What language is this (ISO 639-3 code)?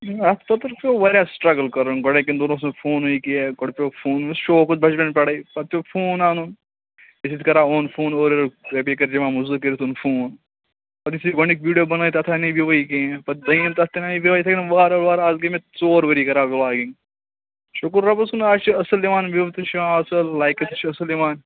kas